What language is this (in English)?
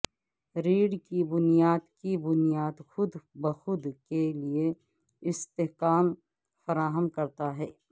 Urdu